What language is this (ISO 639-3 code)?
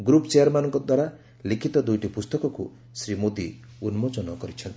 ori